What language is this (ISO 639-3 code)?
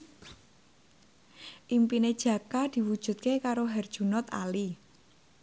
jav